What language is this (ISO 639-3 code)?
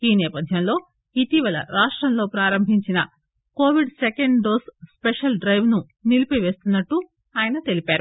tel